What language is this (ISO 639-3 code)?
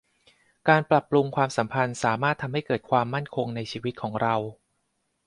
tha